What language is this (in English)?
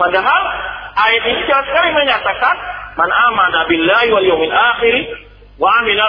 Malay